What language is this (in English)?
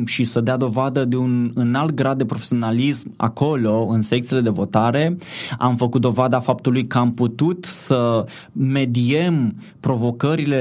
Romanian